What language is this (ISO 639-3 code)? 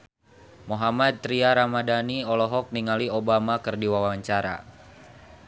sun